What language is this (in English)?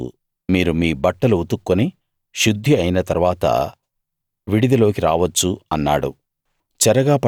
Telugu